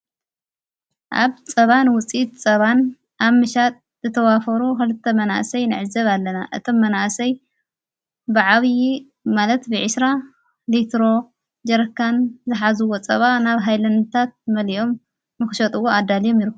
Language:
Tigrinya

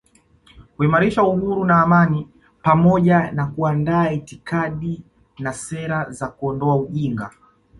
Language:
Swahili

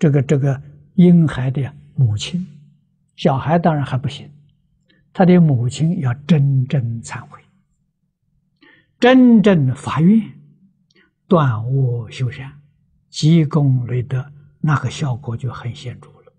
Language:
Chinese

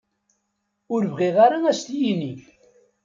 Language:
Kabyle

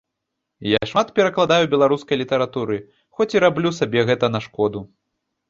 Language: Belarusian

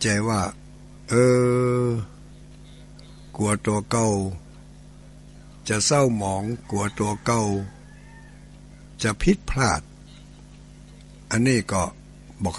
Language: Thai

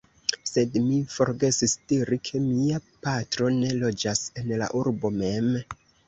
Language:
Esperanto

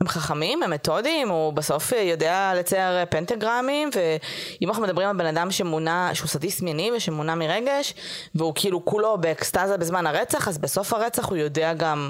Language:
Hebrew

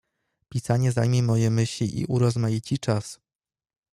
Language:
Polish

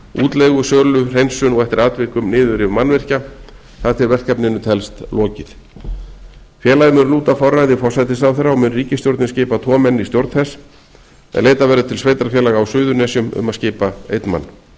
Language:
Icelandic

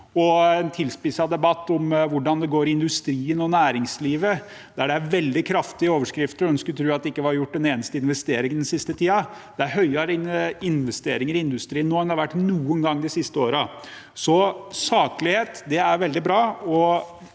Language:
Norwegian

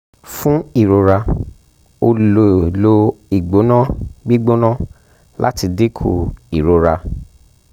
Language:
Yoruba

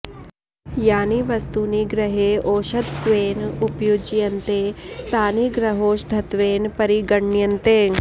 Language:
Sanskrit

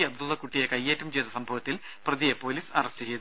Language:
Malayalam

